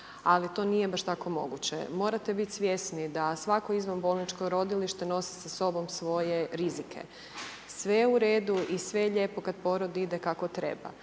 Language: Croatian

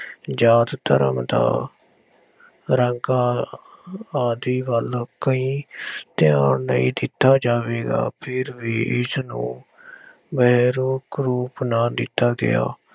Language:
Punjabi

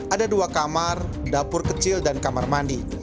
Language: Indonesian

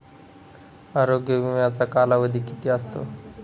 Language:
Marathi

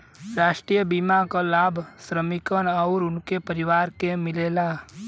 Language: Bhojpuri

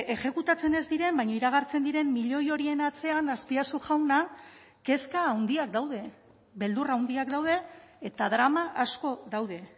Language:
Basque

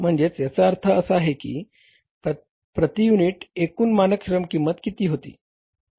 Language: Marathi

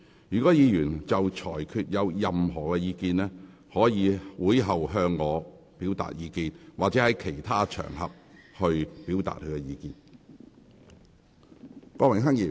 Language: Cantonese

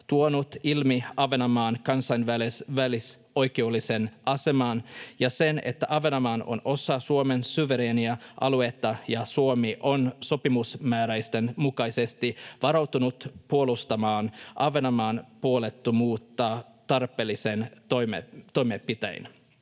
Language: Finnish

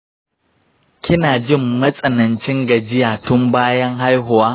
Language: Hausa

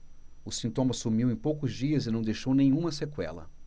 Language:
Portuguese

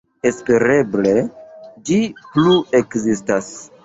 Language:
Esperanto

